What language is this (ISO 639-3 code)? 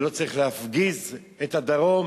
heb